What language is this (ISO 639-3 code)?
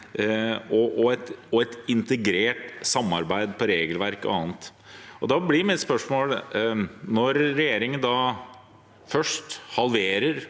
nor